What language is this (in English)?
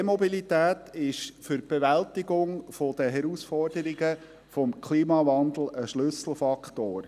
Swiss German